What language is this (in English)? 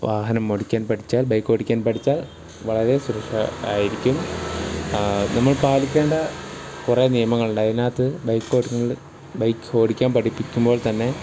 Malayalam